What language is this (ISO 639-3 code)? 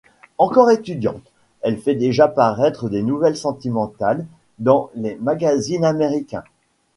fra